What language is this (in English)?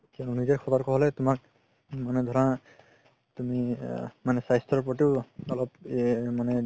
Assamese